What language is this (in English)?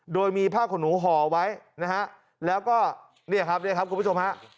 Thai